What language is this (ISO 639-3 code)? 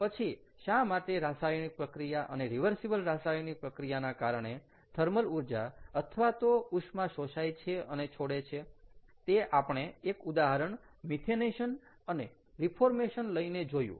guj